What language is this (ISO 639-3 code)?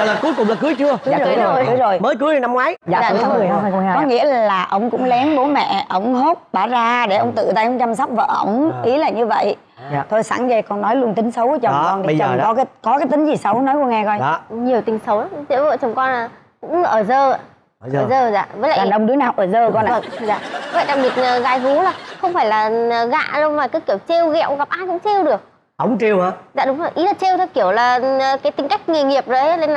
vie